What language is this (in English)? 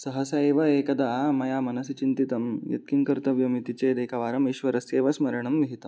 Sanskrit